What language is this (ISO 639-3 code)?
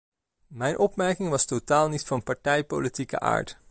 nld